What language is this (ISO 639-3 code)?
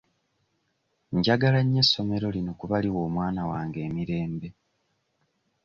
lug